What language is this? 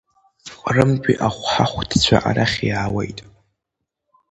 Abkhazian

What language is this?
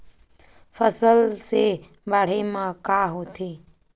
Chhattisgarhi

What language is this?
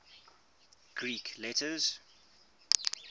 English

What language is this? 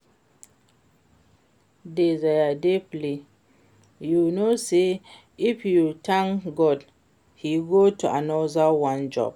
Nigerian Pidgin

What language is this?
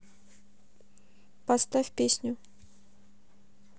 Russian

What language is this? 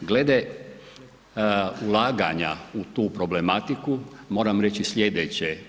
Croatian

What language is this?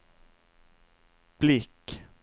Swedish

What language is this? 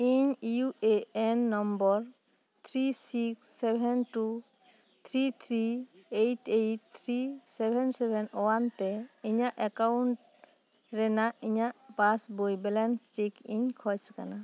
Santali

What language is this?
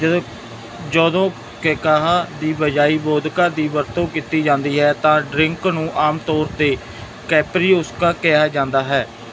Punjabi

